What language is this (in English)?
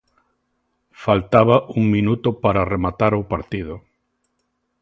Galician